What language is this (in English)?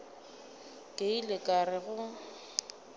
Northern Sotho